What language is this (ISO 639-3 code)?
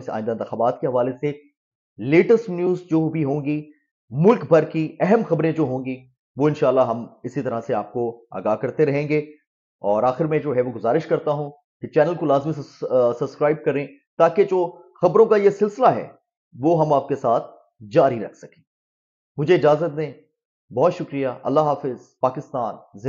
hin